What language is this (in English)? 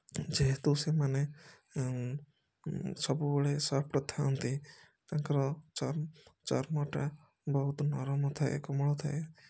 Odia